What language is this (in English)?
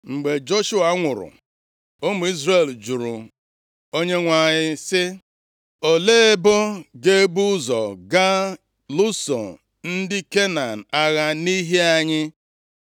Igbo